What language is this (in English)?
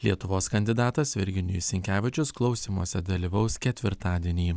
Lithuanian